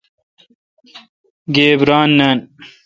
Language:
Kalkoti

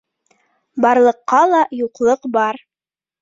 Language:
Bashkir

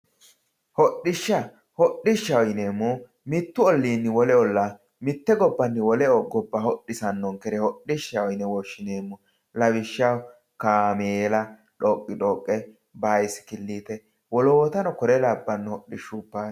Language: Sidamo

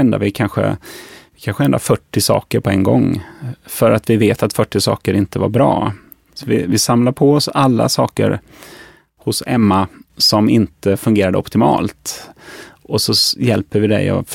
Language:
Swedish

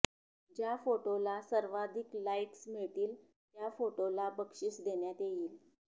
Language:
Marathi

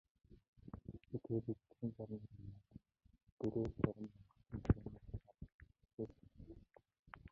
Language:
Mongolian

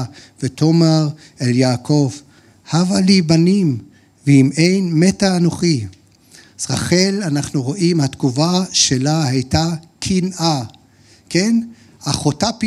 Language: Hebrew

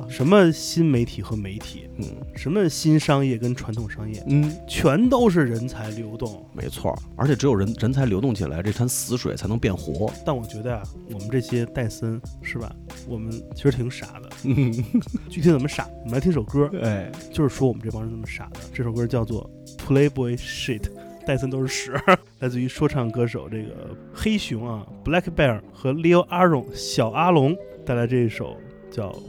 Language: Chinese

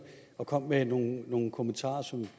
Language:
Danish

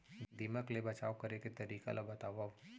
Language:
Chhattisgarhi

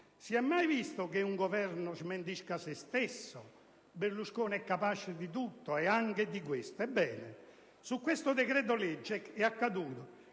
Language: Italian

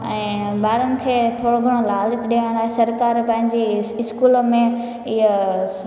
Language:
Sindhi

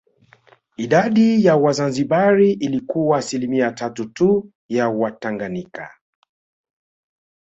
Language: Swahili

